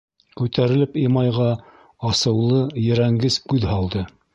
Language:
Bashkir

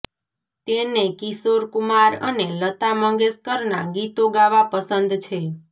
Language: Gujarati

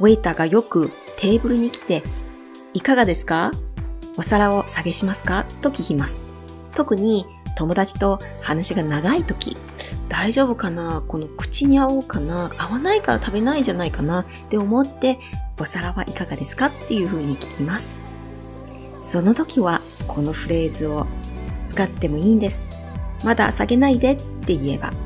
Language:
Japanese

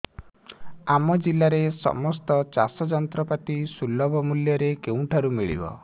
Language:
Odia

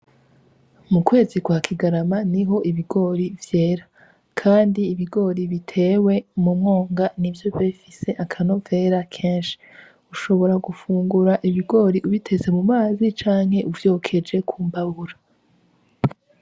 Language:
Rundi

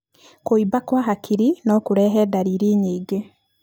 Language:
Kikuyu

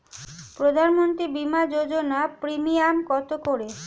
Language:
Bangla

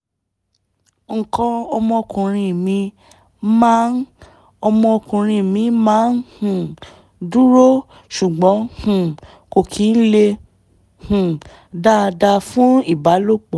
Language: Yoruba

